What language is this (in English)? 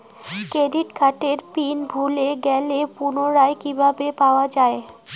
Bangla